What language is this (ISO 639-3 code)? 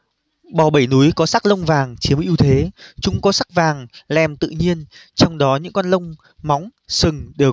vie